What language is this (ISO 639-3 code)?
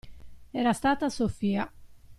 ita